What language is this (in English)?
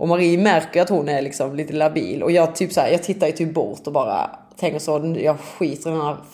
Swedish